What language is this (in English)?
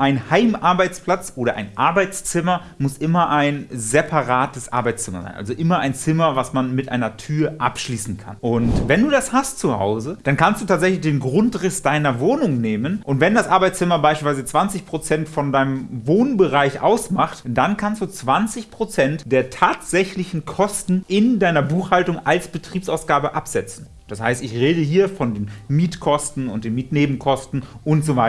German